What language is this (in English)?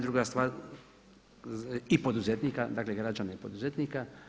Croatian